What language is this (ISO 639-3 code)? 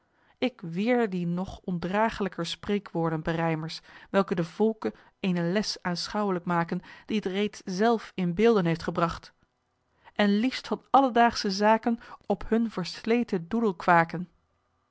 nld